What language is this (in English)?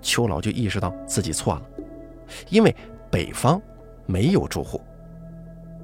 Chinese